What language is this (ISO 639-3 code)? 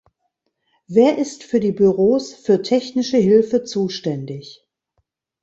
deu